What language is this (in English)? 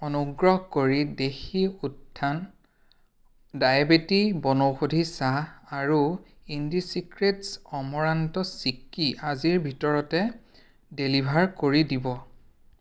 Assamese